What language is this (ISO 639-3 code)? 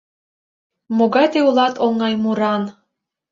chm